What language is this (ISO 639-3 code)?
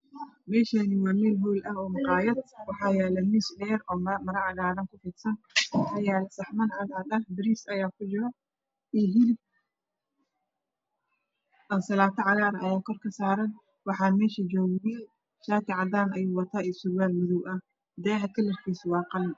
som